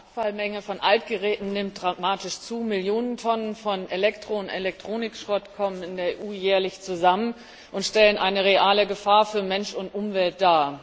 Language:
German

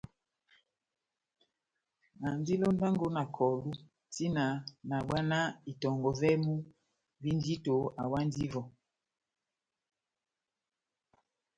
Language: Batanga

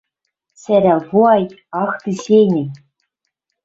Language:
Western Mari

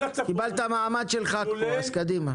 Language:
Hebrew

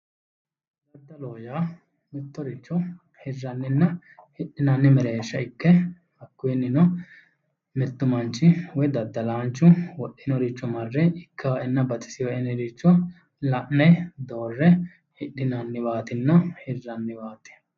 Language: Sidamo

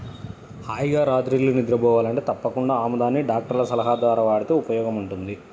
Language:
Telugu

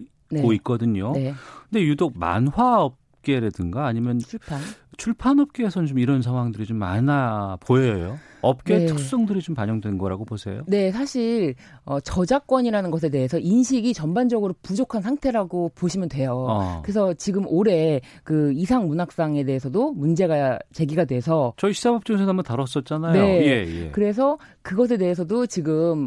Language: Korean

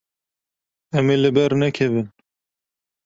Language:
Kurdish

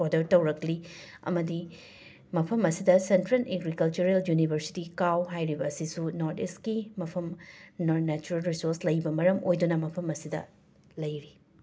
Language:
Manipuri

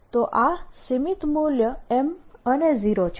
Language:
Gujarati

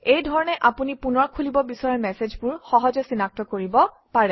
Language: Assamese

